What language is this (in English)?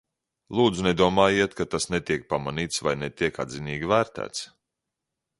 Latvian